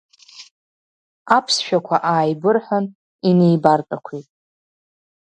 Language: Abkhazian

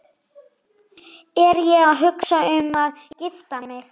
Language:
Icelandic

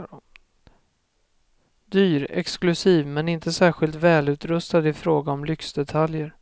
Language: Swedish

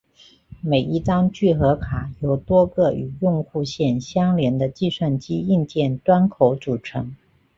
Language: Chinese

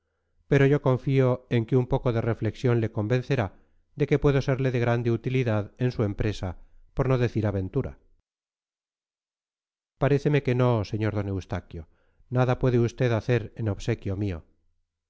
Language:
Spanish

